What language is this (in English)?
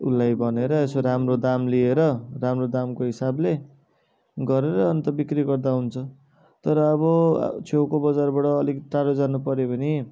Nepali